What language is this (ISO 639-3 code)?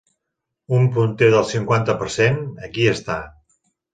cat